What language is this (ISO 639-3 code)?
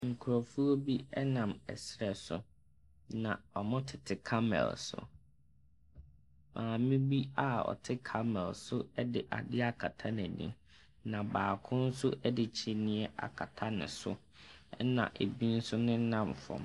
aka